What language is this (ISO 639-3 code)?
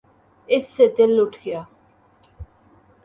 urd